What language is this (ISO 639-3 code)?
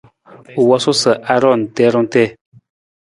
nmz